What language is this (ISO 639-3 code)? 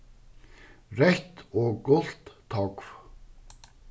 fao